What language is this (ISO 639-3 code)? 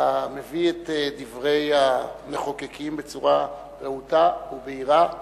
heb